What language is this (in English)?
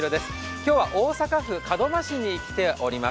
Japanese